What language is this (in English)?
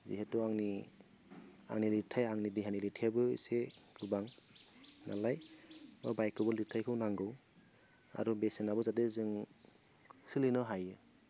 Bodo